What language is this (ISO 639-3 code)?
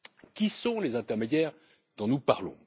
fra